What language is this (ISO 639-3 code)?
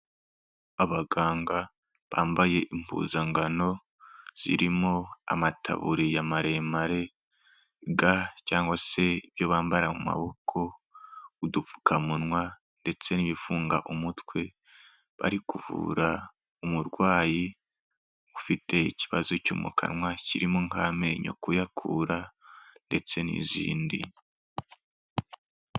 kin